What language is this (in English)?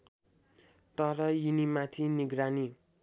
Nepali